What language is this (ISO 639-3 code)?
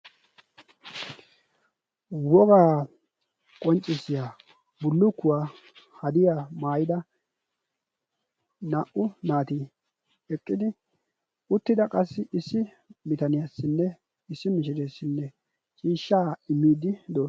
wal